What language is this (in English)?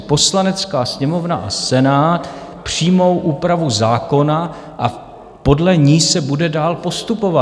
Czech